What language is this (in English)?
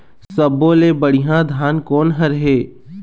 Chhattisgarhi